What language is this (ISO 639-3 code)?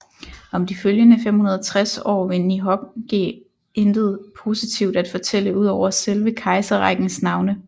dan